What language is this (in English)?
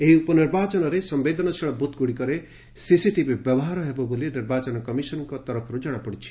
Odia